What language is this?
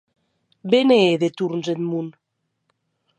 Occitan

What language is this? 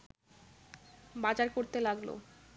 Bangla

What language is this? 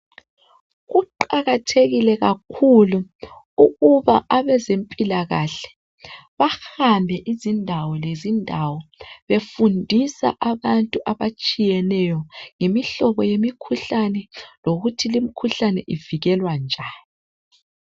North Ndebele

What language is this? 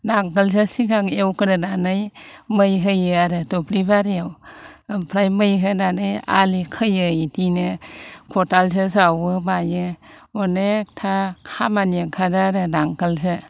Bodo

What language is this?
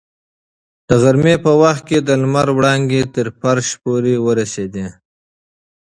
Pashto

